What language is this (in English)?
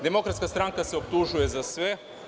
Serbian